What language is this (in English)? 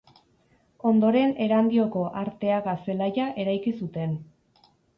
Basque